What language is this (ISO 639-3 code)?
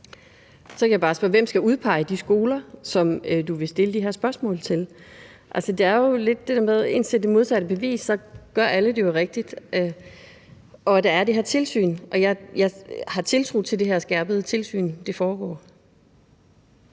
dan